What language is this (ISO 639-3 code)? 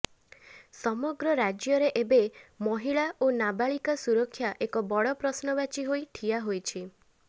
ori